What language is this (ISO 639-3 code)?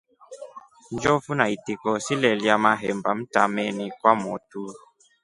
rof